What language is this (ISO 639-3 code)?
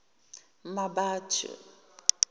zul